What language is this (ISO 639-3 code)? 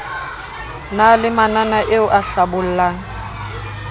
sot